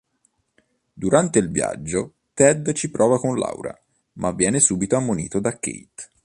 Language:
Italian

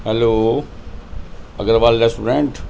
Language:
Urdu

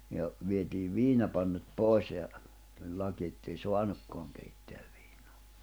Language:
Finnish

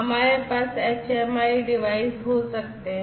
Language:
Hindi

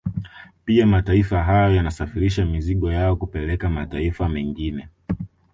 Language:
Swahili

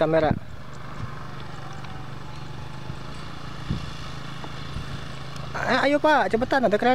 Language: Indonesian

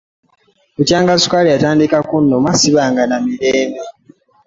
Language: Ganda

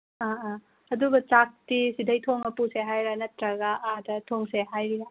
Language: Manipuri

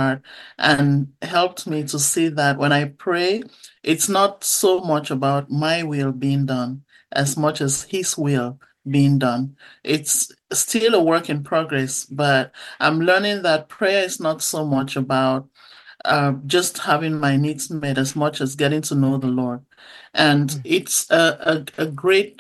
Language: English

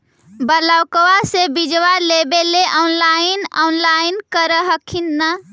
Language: Magahi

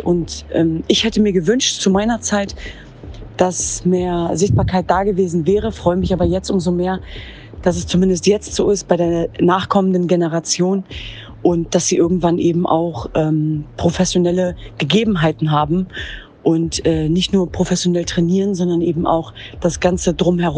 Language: German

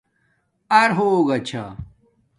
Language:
Domaaki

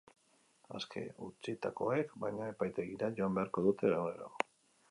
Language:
Basque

